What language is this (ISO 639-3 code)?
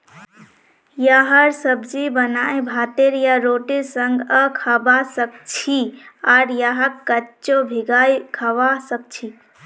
mag